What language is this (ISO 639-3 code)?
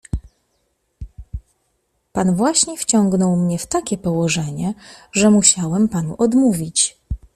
pol